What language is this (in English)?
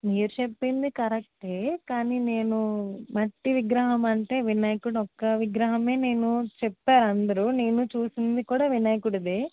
Telugu